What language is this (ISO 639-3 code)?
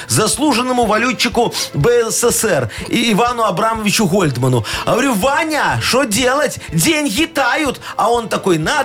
rus